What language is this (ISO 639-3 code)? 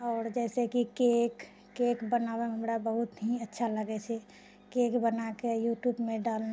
mai